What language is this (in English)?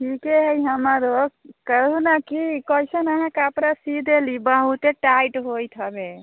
Maithili